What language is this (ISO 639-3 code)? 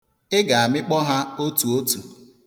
ibo